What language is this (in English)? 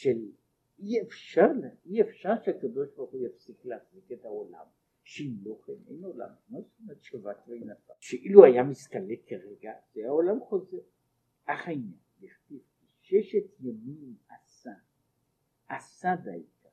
Hebrew